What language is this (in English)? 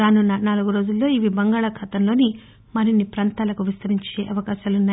Telugu